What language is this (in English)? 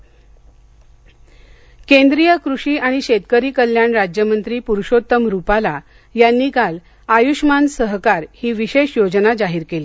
Marathi